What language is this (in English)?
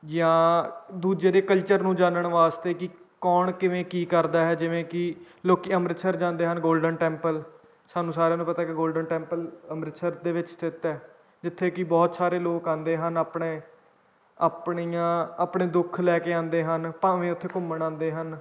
Punjabi